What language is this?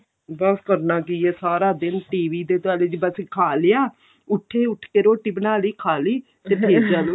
Punjabi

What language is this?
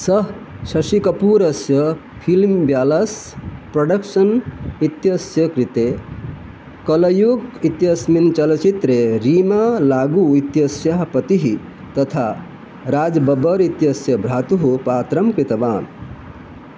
Sanskrit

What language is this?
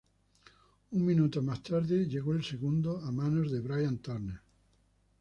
Spanish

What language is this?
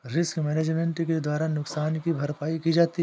Hindi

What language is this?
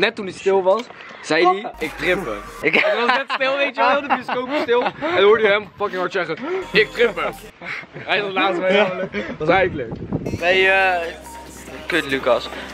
Dutch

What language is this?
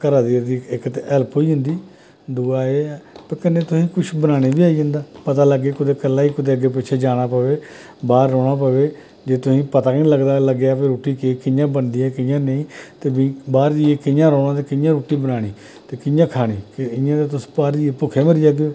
Dogri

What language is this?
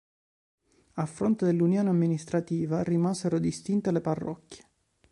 Italian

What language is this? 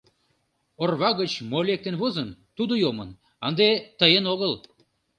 Mari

